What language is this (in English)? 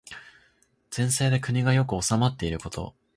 Japanese